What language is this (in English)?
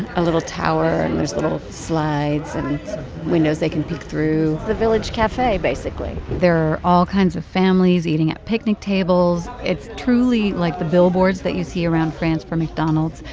English